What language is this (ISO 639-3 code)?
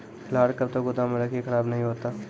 mai